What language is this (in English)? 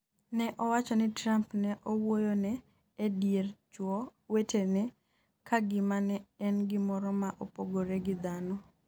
Luo (Kenya and Tanzania)